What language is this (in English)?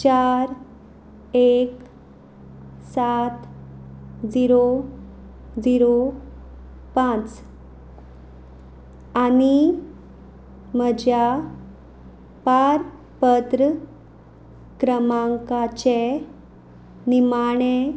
Konkani